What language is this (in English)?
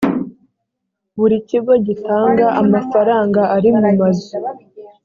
Kinyarwanda